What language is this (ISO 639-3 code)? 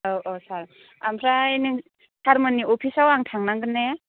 brx